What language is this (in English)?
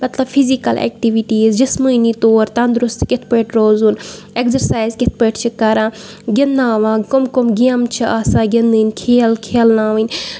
Kashmiri